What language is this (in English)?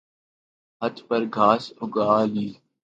Urdu